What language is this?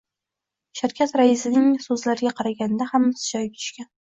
Uzbek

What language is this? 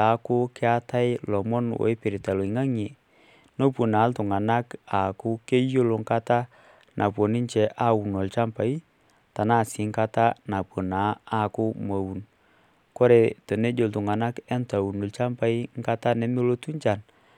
Masai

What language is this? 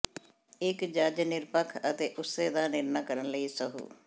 Punjabi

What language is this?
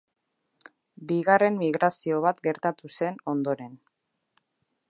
Basque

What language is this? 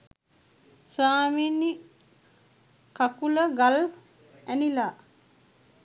Sinhala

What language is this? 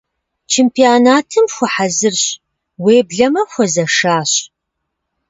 Kabardian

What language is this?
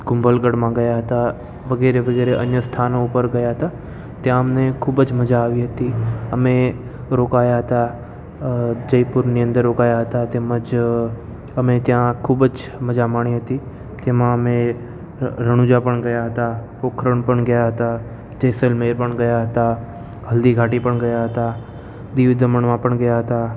Gujarati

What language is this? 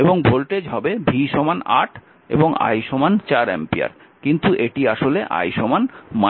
Bangla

